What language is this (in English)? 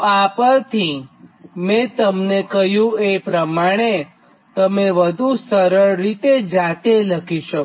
Gujarati